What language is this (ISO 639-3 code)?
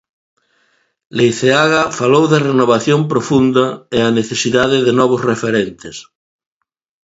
glg